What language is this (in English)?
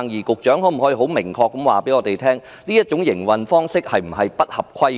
Cantonese